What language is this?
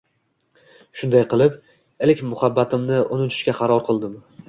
Uzbek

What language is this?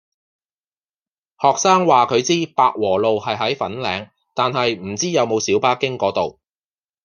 Cantonese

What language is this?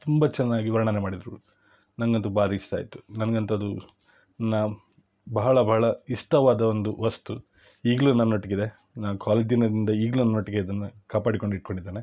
Kannada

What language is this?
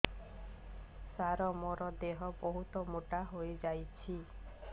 Odia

